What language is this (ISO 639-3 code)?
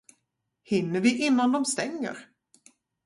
swe